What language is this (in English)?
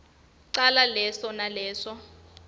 Swati